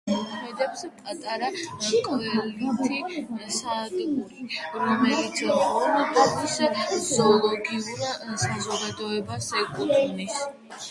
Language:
Georgian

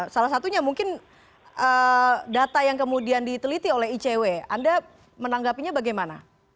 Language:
Indonesian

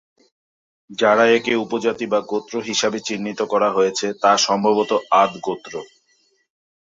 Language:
Bangla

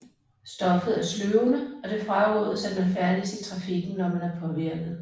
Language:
Danish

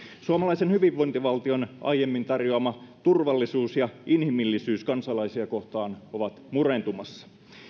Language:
Finnish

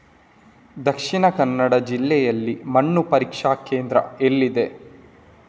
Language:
Kannada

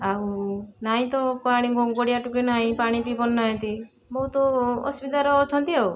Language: Odia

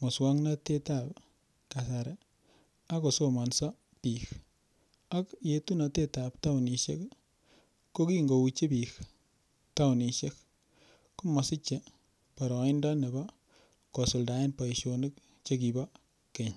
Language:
Kalenjin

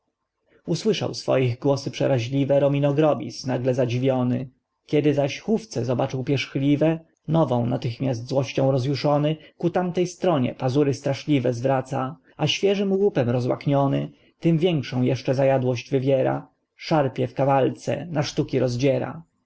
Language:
Polish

